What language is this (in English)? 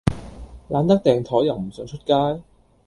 Cantonese